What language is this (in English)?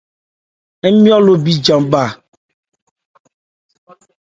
Ebrié